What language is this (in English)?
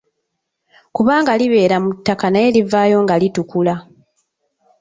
Ganda